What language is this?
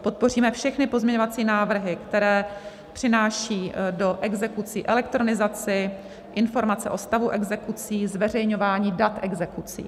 Czech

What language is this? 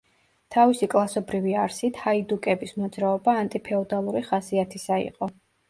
Georgian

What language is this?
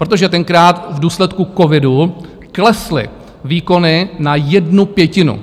Czech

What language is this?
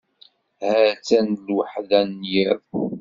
Kabyle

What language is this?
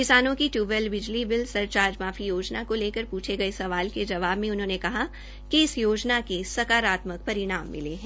Hindi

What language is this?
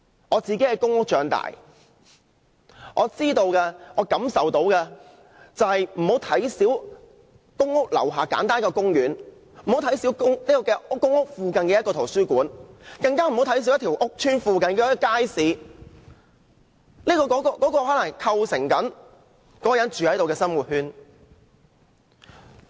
Cantonese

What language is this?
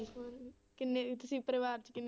Punjabi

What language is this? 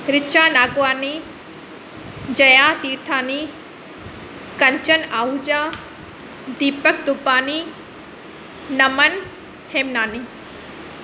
Sindhi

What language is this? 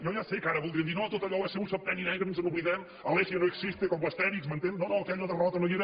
Catalan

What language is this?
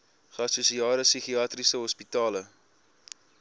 Afrikaans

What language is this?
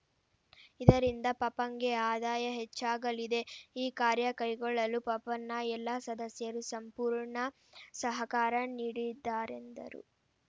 Kannada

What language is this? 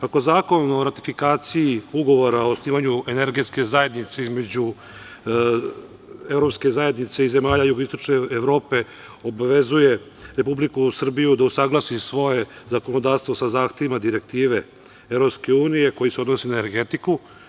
Serbian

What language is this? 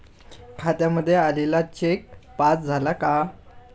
Marathi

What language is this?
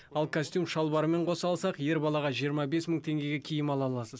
Kazakh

